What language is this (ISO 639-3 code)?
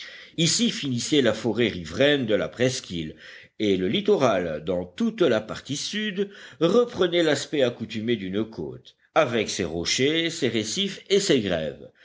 fra